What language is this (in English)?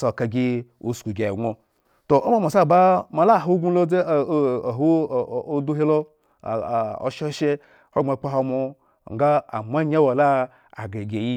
Eggon